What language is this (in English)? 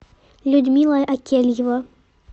Russian